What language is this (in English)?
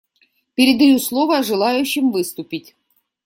Russian